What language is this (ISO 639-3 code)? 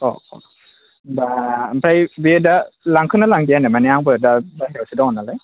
brx